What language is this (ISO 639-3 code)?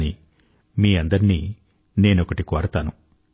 tel